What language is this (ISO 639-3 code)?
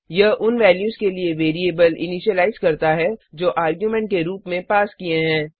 hin